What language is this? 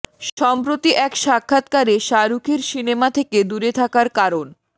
Bangla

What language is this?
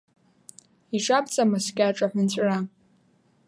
Abkhazian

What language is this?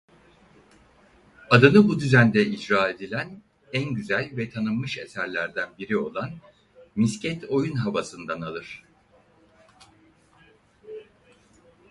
Turkish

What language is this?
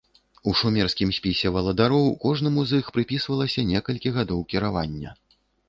Belarusian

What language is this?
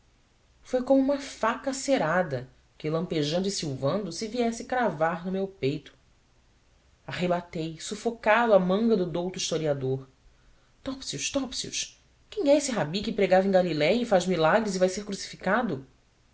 Portuguese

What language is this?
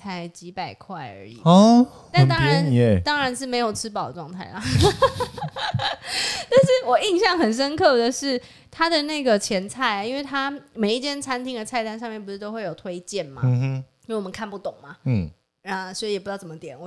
Chinese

